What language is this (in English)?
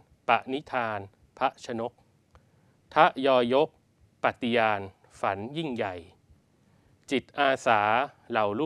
Thai